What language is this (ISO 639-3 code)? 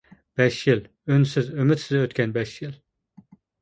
uig